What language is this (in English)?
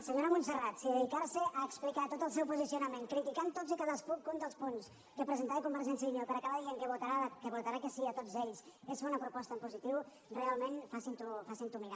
Catalan